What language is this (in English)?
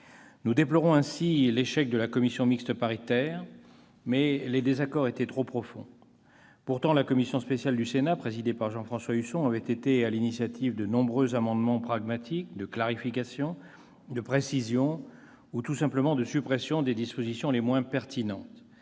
French